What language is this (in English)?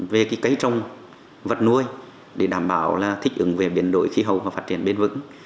Vietnamese